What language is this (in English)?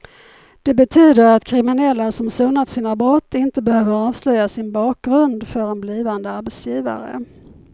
Swedish